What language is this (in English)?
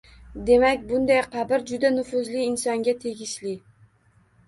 Uzbek